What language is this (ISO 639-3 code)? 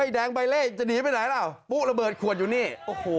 tha